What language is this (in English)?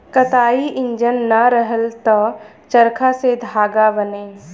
Bhojpuri